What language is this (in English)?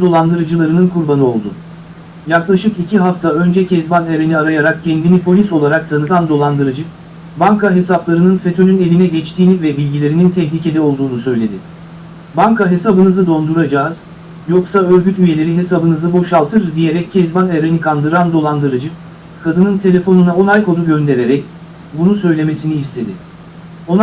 Turkish